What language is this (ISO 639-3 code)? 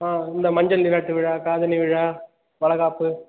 tam